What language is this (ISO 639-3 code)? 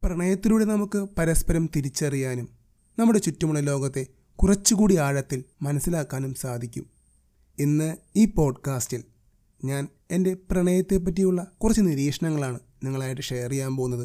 mal